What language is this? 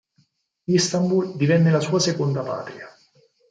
Italian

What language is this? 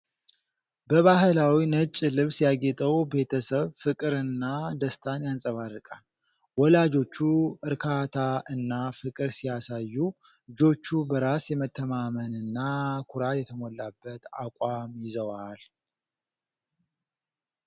Amharic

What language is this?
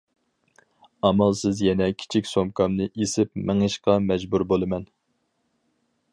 Uyghur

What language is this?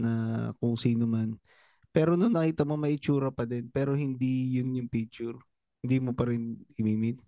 Filipino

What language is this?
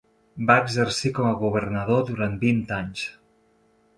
Catalan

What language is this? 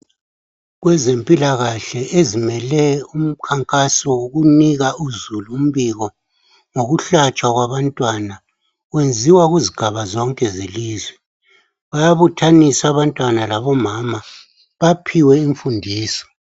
North Ndebele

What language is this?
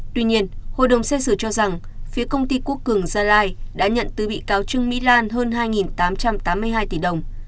Vietnamese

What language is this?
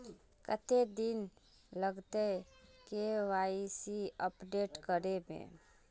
Magahi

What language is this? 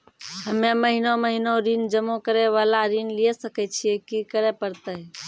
Maithili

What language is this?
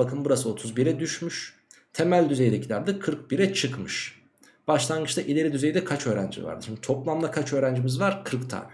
Turkish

